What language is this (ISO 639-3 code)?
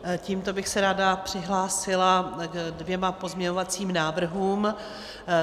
ces